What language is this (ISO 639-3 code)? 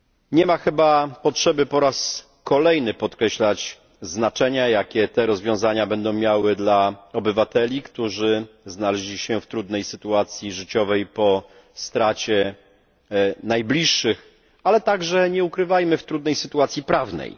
pol